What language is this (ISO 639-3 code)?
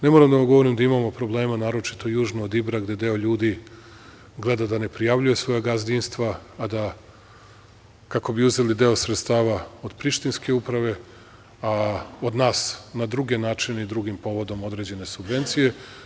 srp